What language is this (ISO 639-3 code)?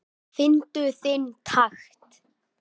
isl